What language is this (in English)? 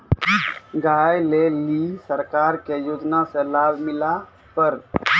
Maithili